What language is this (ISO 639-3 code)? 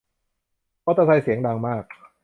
tha